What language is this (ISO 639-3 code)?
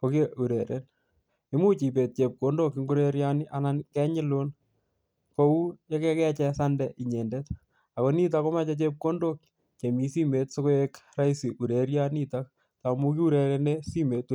kln